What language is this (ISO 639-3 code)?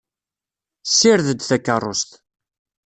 kab